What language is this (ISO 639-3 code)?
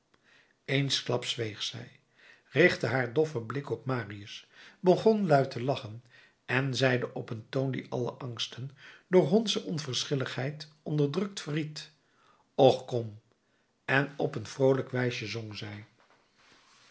nld